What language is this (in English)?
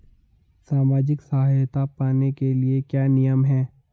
Hindi